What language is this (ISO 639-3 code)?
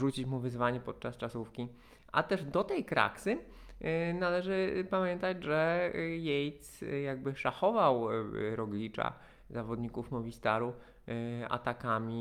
pol